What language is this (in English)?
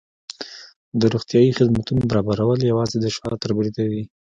Pashto